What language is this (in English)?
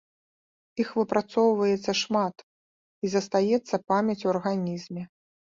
Belarusian